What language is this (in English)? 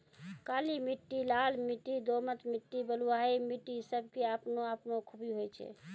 Maithili